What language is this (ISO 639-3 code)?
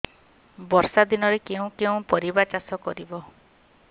ori